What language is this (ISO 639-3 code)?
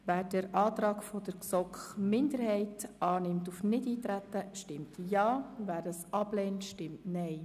gsw